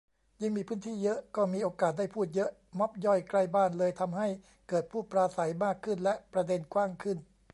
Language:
Thai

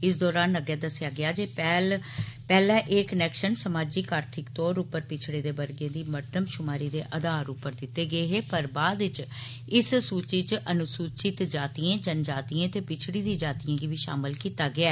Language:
Dogri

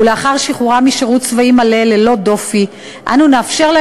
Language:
Hebrew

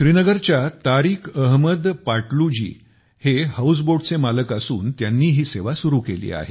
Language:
Marathi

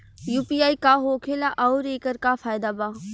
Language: Bhojpuri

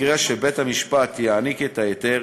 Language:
Hebrew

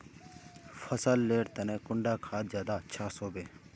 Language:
Magahi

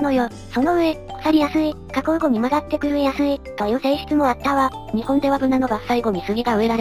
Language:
Japanese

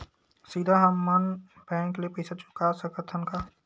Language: Chhattisgarhi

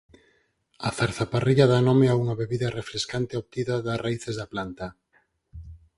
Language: Galician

